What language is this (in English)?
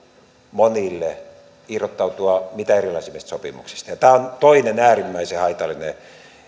Finnish